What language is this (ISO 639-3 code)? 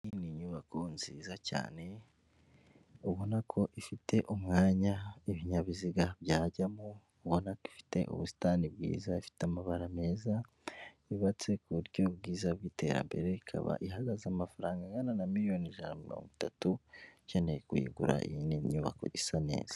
kin